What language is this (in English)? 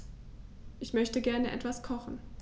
German